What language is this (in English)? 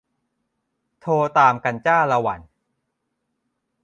Thai